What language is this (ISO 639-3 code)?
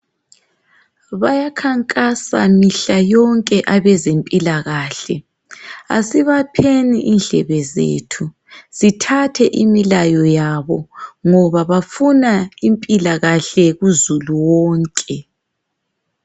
nde